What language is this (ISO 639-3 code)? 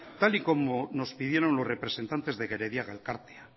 spa